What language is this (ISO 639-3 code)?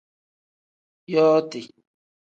kdh